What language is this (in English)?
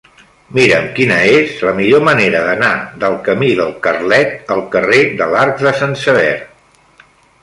Catalan